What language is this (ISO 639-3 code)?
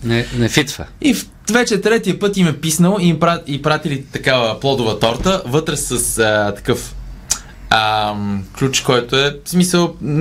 bul